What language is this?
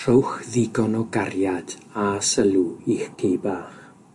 Welsh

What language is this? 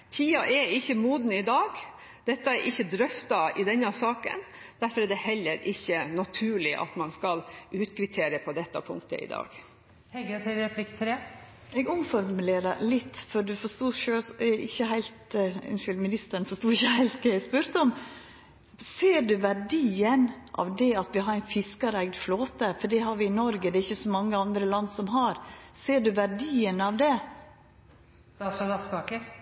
Norwegian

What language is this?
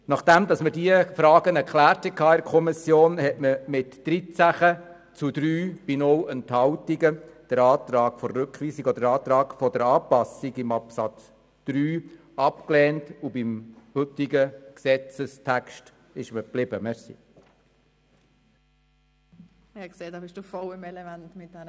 Swiss German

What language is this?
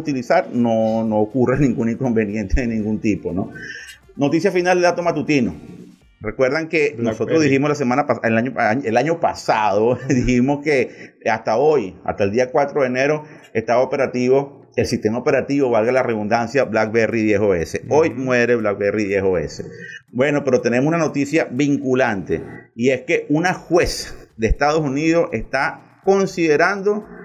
Spanish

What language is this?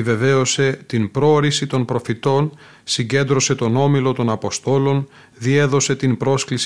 Greek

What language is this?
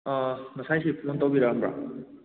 Manipuri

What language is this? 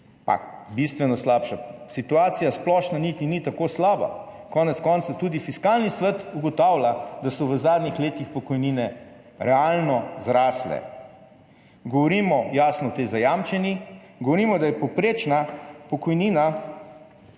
Slovenian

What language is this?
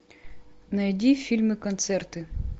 Russian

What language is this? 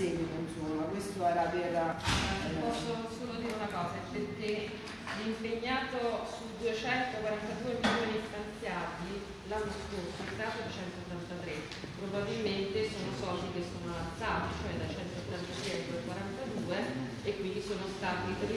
Italian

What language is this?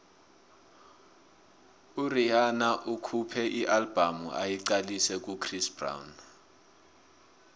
South Ndebele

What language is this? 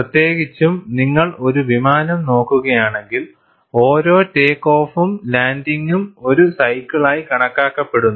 Malayalam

